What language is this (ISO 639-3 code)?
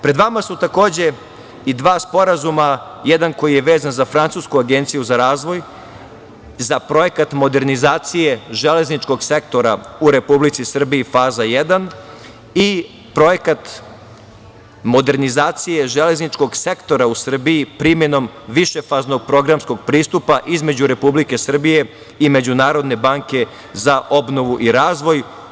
srp